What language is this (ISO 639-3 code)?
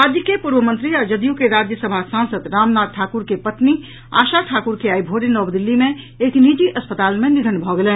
mai